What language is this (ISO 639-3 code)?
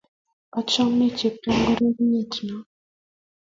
kln